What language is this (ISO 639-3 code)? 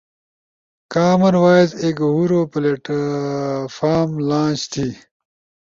ush